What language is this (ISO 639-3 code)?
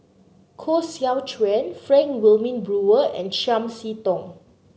eng